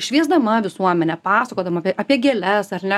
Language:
Lithuanian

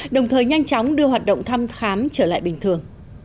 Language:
Vietnamese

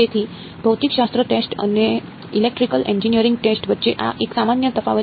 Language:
Gujarati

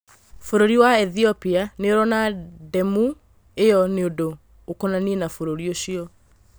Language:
Kikuyu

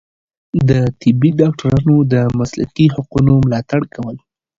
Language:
Pashto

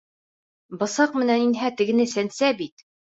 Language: Bashkir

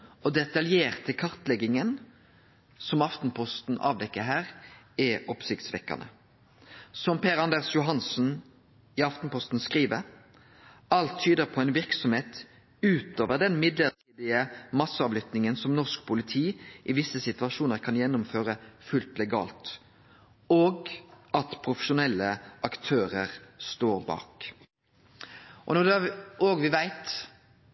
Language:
Norwegian Nynorsk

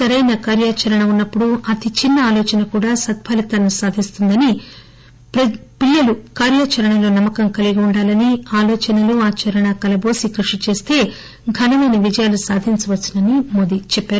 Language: Telugu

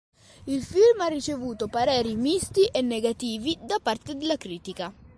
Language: Italian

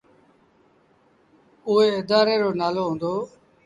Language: Sindhi Bhil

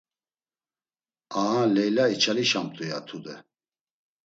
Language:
Laz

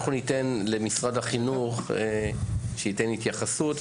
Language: Hebrew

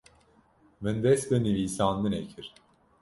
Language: Kurdish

